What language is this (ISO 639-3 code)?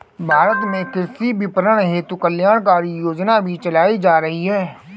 hin